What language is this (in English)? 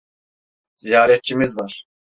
Turkish